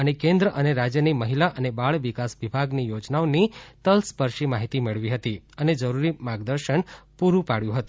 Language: Gujarati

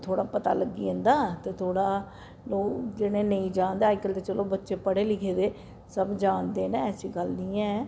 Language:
Dogri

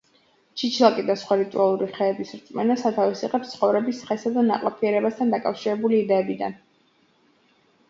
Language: Georgian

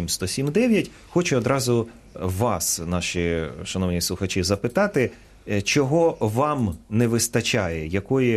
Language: Ukrainian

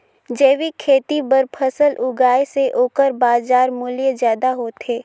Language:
Chhattisgarhi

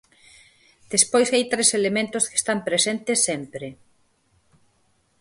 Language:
Galician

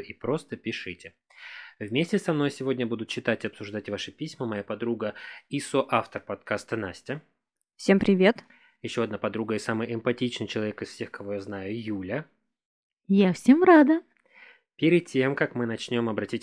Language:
Russian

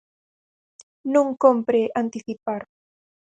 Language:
Galician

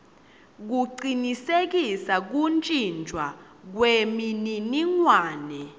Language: Swati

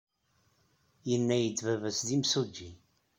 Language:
Kabyle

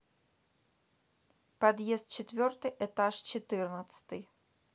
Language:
Russian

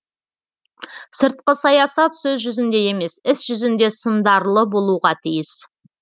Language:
Kazakh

